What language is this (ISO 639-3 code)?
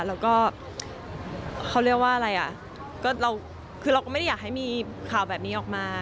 tha